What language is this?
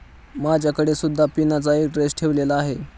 Marathi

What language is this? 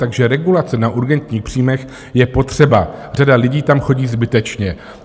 Czech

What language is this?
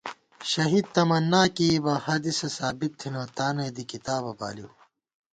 Gawar-Bati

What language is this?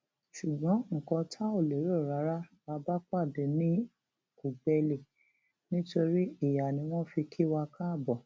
Yoruba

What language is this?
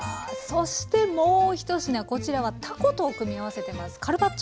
Japanese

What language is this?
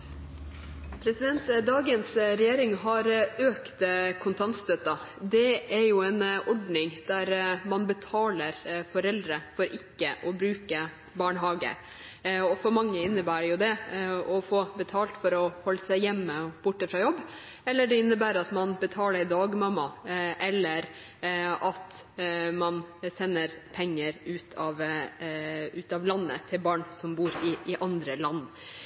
Norwegian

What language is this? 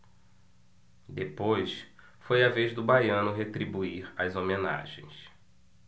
Portuguese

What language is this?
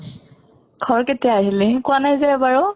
Assamese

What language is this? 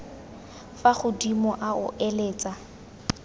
Tswana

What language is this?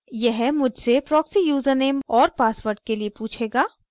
Hindi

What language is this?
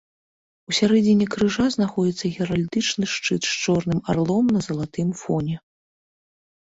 Belarusian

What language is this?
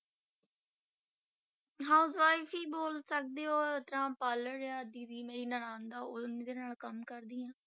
Punjabi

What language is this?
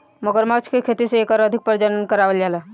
Bhojpuri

